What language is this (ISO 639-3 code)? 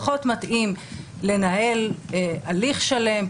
heb